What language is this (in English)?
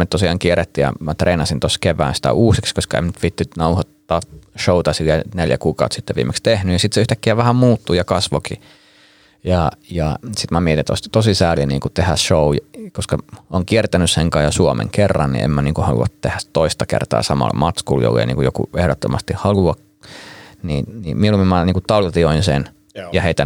Finnish